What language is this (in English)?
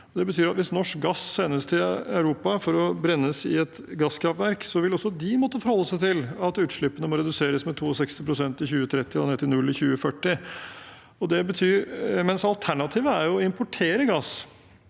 Norwegian